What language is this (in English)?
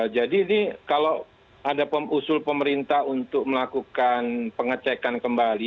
Indonesian